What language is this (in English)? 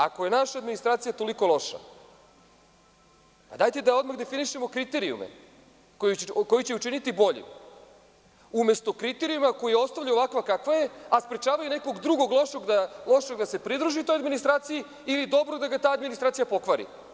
Serbian